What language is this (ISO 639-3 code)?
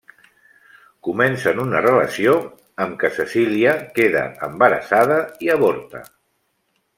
cat